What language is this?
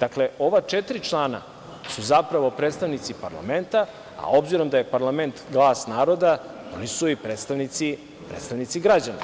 Serbian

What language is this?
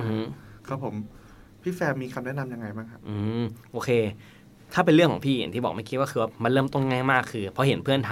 Thai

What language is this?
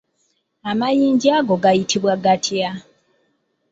Ganda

